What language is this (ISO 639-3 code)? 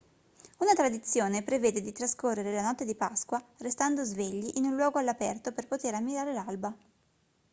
ita